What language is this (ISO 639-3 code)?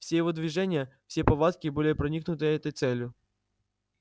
rus